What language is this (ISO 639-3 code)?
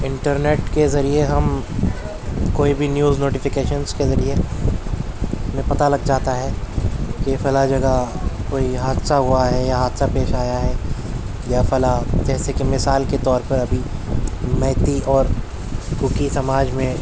urd